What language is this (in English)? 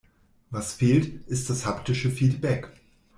German